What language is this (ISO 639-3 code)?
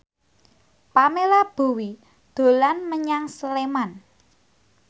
jav